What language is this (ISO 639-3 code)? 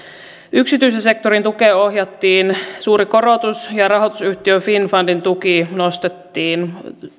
fin